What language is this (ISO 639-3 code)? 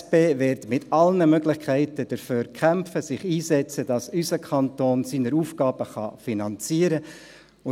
gsw